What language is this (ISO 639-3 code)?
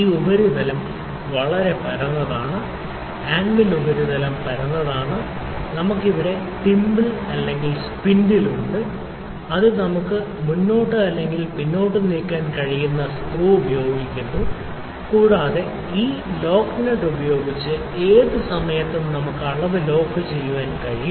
mal